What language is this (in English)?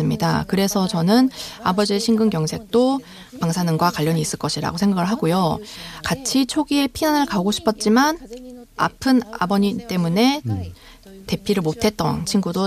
Korean